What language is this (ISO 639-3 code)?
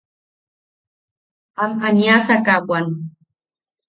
yaq